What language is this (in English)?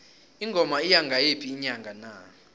South Ndebele